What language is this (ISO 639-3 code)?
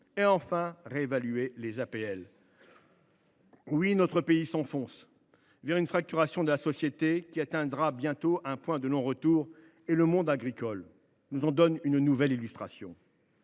fra